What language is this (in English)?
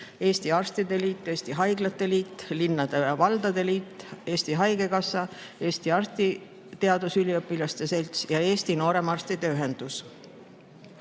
Estonian